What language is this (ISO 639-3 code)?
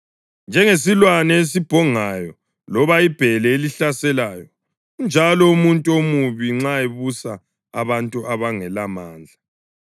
nde